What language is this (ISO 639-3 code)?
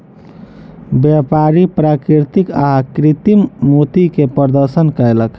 mai